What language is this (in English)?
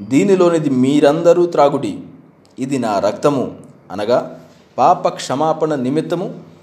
Telugu